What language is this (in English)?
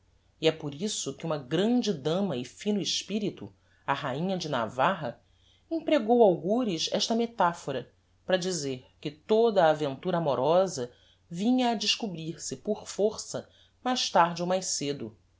Portuguese